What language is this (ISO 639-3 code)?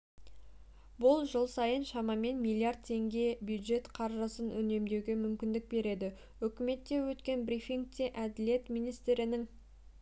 kaz